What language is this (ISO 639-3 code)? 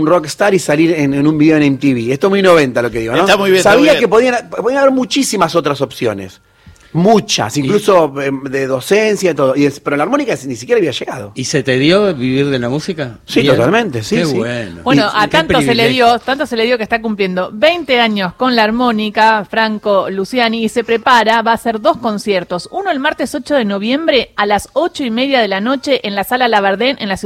spa